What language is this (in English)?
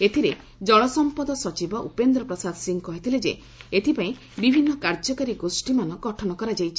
Odia